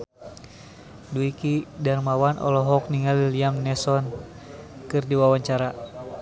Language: Sundanese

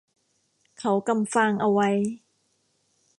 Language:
Thai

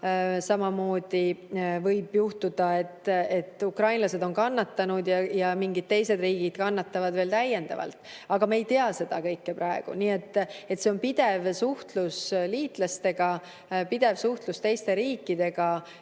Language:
Estonian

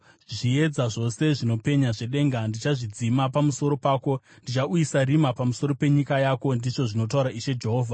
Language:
Shona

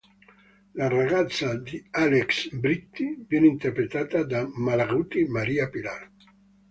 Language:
Italian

